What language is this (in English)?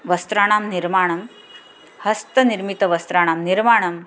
Sanskrit